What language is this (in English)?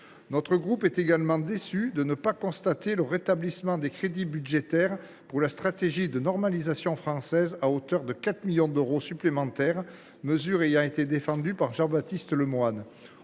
French